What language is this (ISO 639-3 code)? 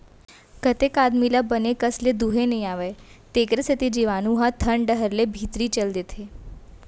hne